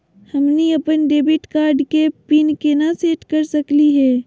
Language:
Magahi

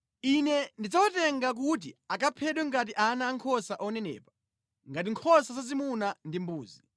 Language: Nyanja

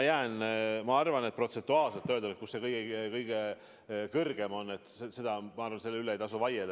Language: Estonian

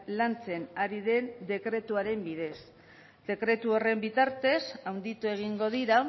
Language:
Basque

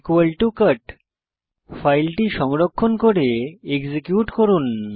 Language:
Bangla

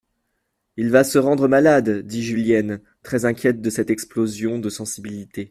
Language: French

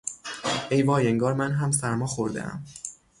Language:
Persian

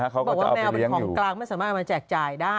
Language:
Thai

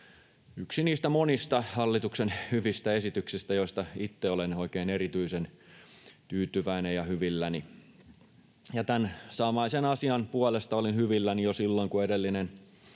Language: Finnish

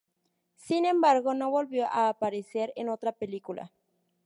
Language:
Spanish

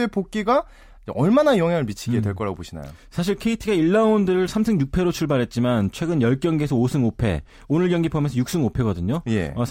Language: Korean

